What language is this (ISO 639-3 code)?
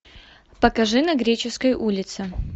rus